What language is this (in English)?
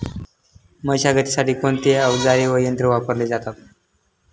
Marathi